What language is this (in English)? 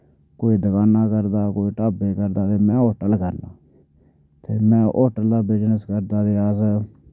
Dogri